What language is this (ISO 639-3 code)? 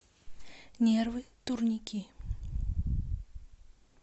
rus